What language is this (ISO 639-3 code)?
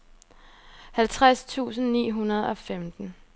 dan